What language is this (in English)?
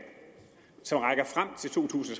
Danish